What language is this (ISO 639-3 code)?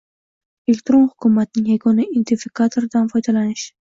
uzb